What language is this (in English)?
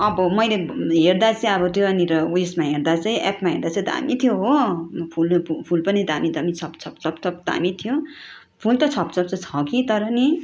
Nepali